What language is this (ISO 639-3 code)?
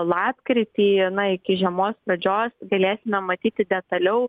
lit